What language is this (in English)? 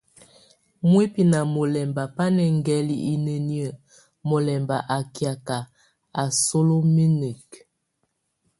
Tunen